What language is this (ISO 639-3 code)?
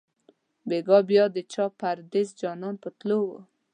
pus